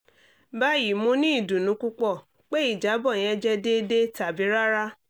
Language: Yoruba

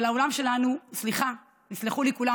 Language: Hebrew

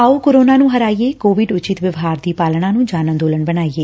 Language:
Punjabi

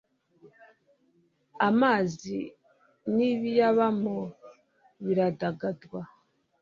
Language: Kinyarwanda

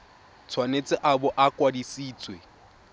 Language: Tswana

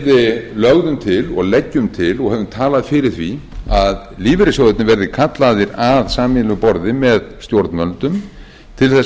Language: Icelandic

